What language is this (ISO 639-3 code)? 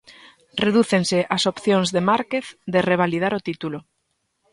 glg